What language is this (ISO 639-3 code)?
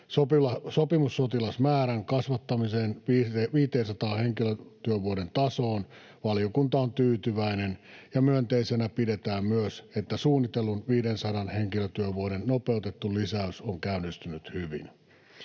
fin